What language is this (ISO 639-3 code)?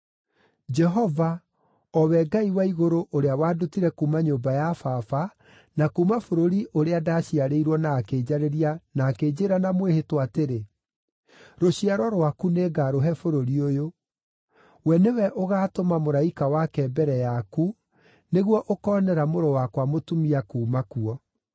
kik